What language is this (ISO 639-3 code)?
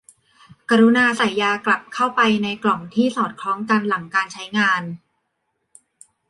tha